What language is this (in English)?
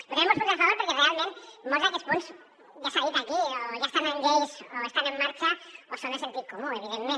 Catalan